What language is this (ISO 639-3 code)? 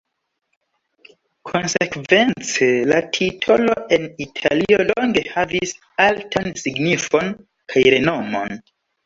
epo